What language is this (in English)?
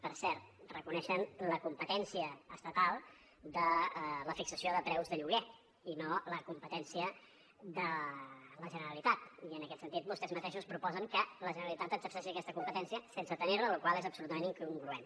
Catalan